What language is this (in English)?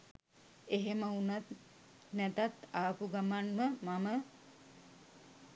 Sinhala